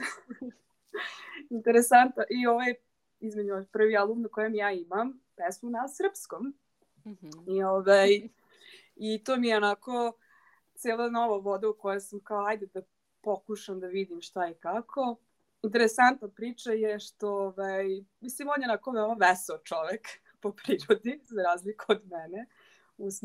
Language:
Croatian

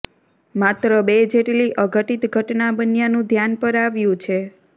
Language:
Gujarati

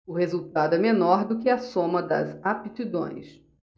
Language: Portuguese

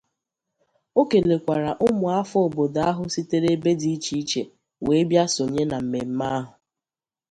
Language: Igbo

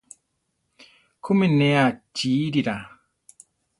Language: Central Tarahumara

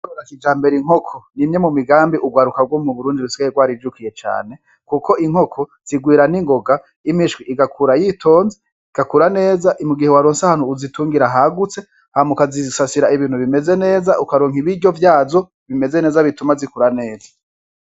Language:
Rundi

